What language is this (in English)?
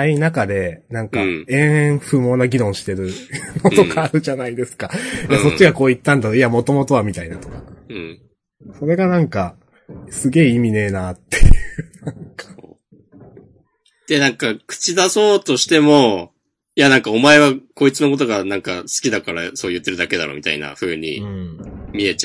Japanese